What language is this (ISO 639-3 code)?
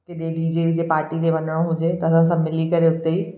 snd